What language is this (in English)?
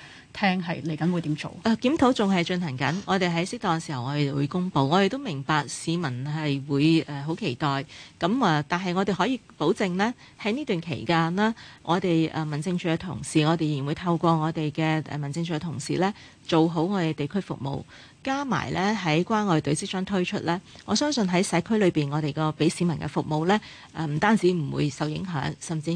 Chinese